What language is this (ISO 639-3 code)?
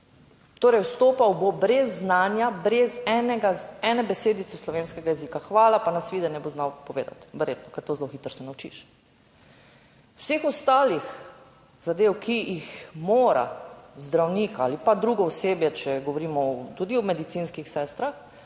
slv